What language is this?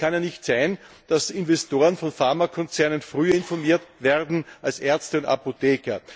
German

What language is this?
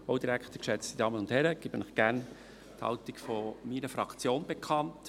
Swiss German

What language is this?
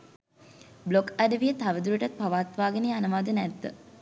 Sinhala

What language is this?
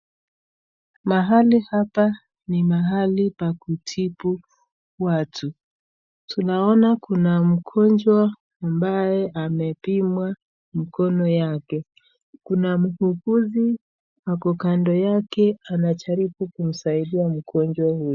Swahili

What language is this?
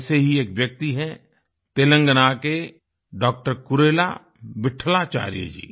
Hindi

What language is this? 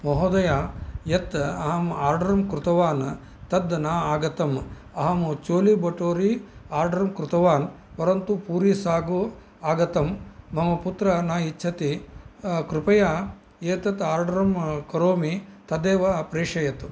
Sanskrit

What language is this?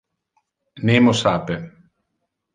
Interlingua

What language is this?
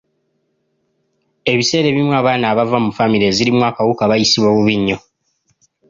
Ganda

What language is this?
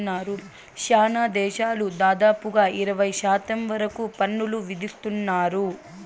Telugu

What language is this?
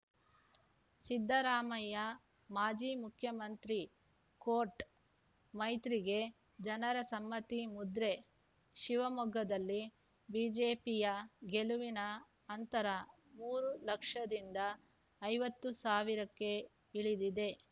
Kannada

